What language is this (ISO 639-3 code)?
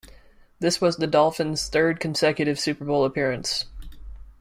eng